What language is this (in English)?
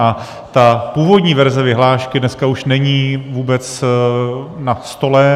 Czech